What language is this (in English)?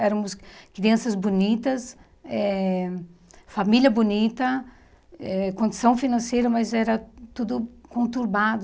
Portuguese